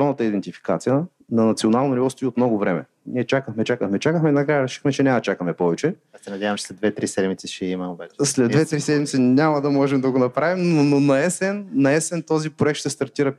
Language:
Bulgarian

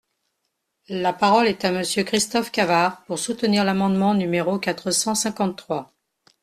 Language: French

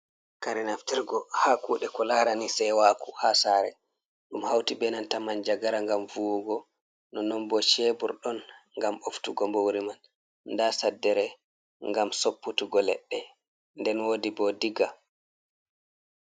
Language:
Fula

